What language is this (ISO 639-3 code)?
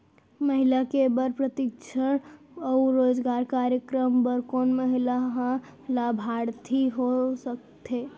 hne